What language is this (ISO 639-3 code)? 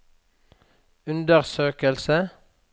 nor